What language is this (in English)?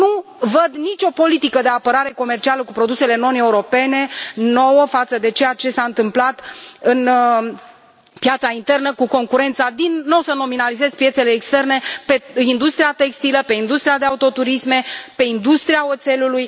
Romanian